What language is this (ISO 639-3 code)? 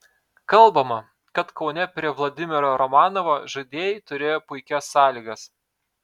lit